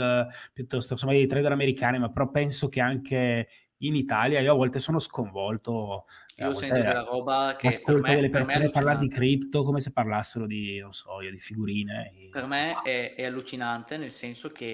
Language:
Italian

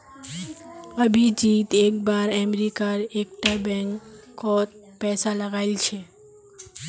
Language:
Magahi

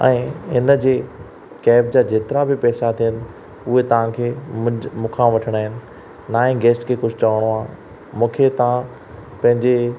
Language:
Sindhi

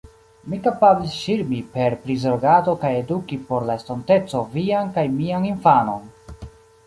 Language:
Esperanto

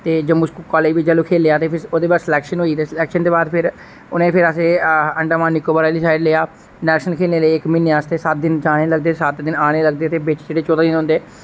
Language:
Dogri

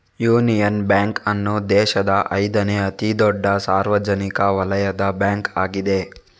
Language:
Kannada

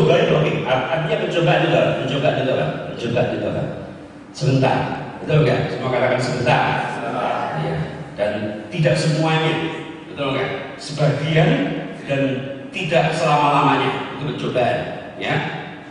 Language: Indonesian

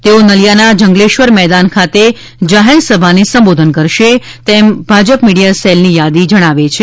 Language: Gujarati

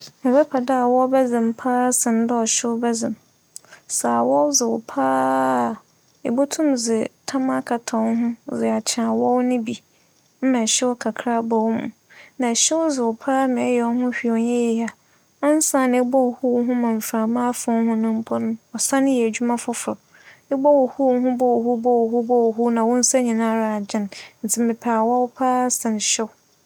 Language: Akan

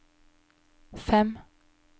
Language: Norwegian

